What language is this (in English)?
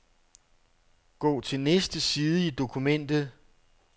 Danish